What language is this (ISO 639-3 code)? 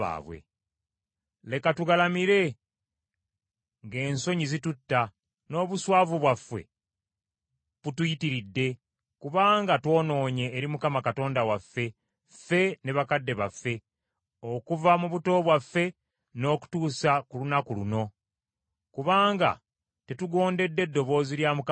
lug